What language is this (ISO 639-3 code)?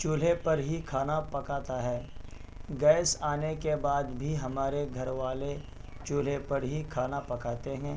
urd